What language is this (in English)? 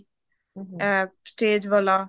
Punjabi